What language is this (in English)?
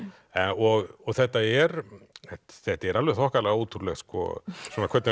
Icelandic